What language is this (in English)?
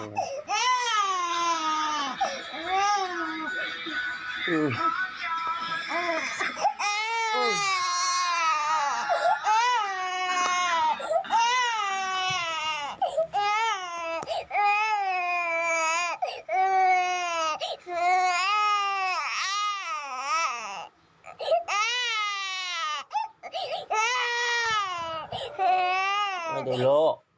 Thai